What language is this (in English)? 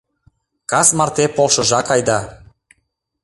Mari